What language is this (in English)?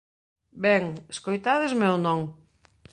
Galician